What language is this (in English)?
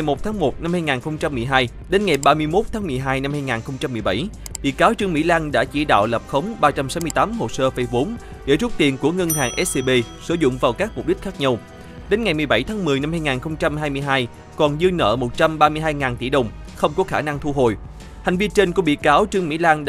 Vietnamese